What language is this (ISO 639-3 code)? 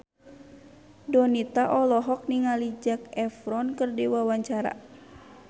sun